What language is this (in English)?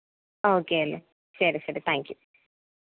Malayalam